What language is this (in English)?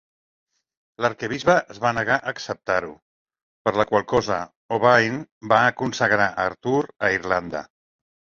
Catalan